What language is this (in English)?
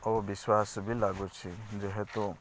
Odia